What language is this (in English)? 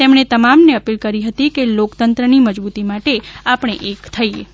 Gujarati